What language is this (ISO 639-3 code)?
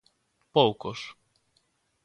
glg